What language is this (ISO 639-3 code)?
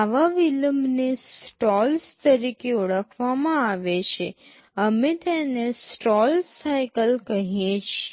guj